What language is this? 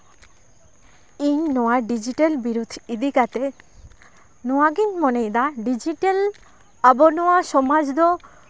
Santali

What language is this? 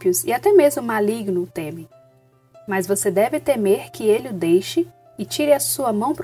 Portuguese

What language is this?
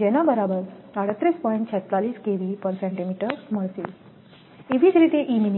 Gujarati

